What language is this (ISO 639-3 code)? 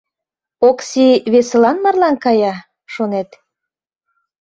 chm